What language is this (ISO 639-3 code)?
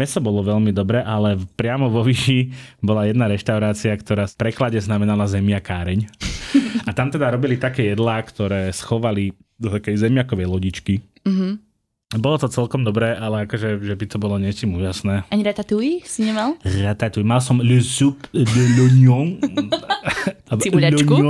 slk